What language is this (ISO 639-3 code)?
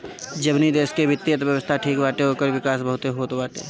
bho